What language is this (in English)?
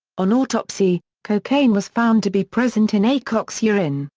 English